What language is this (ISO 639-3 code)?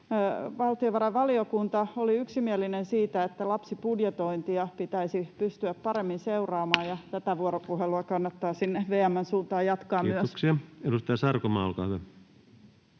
fin